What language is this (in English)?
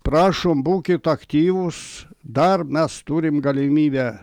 Lithuanian